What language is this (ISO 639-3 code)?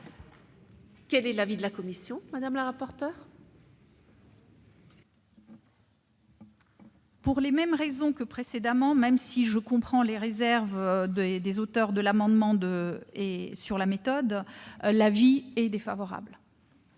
fra